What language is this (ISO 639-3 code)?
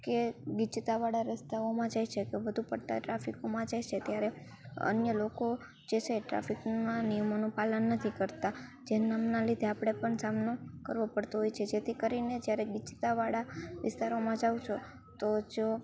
guj